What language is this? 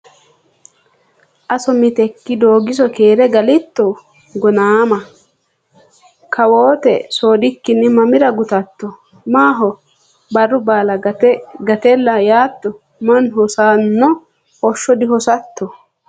Sidamo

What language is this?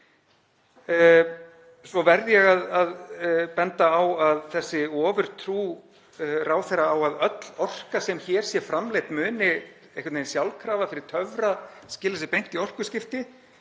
Icelandic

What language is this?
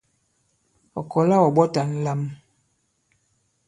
Bankon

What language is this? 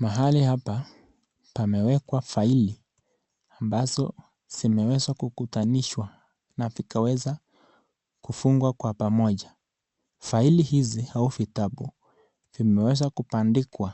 Swahili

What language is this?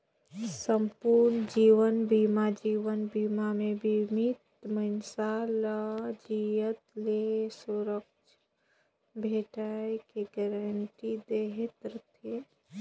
Chhattisgarhi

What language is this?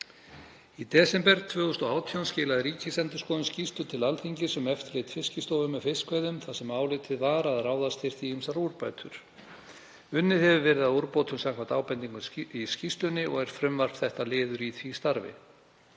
Icelandic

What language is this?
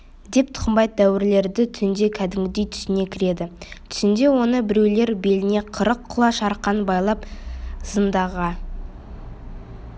Kazakh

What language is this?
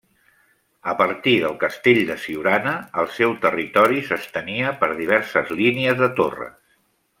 Catalan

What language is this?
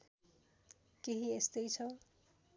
Nepali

